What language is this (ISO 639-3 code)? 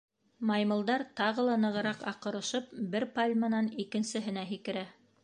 bak